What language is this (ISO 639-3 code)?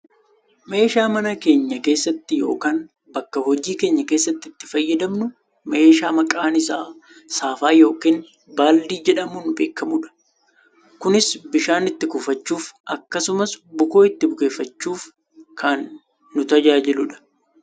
orm